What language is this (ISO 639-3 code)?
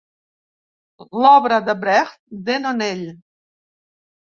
cat